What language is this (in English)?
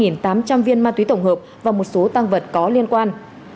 Vietnamese